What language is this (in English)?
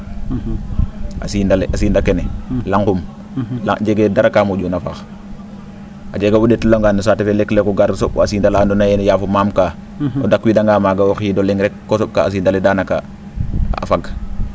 Serer